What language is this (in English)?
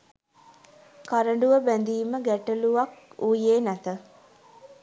Sinhala